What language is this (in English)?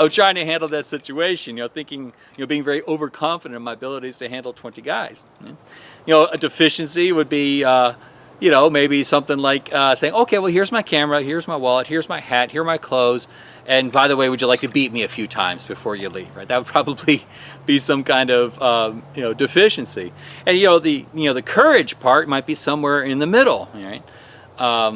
English